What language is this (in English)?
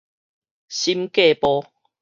Min Nan Chinese